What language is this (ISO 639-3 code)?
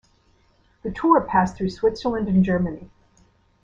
eng